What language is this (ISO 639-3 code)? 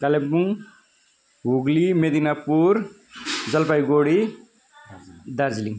nep